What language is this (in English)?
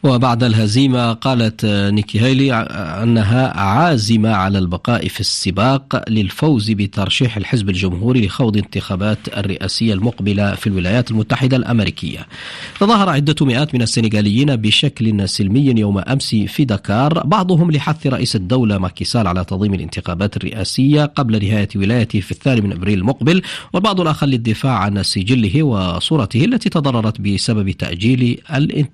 Arabic